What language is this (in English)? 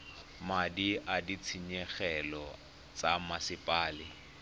Tswana